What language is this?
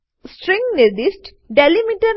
Gujarati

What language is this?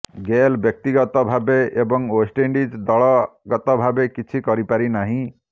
Odia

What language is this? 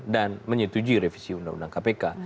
Indonesian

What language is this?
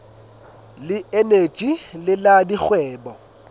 Southern Sotho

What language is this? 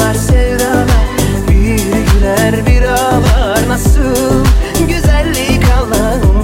Turkish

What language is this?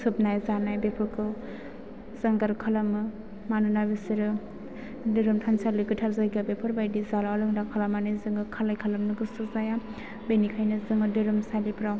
Bodo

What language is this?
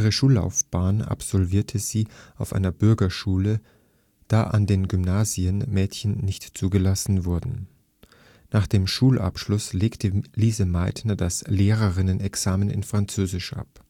German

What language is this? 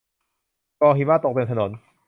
Thai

